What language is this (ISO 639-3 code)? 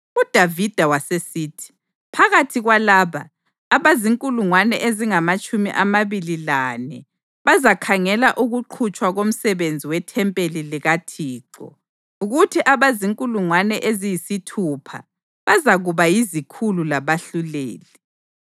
nde